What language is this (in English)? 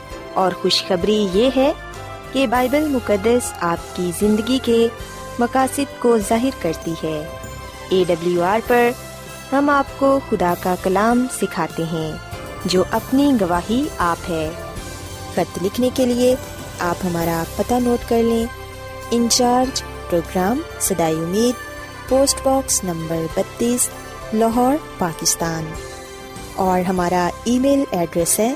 Urdu